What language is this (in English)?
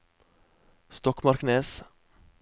Norwegian